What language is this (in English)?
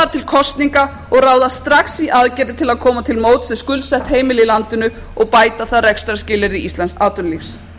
Icelandic